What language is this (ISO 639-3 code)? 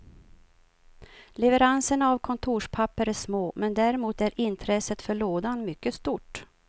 swe